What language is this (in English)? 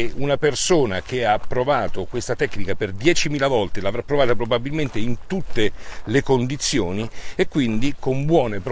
Italian